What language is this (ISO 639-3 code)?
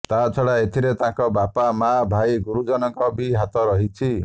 ori